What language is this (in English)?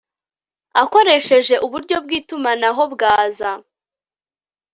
Kinyarwanda